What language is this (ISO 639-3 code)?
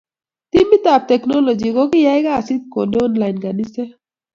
kln